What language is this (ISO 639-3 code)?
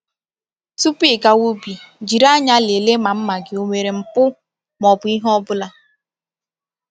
ibo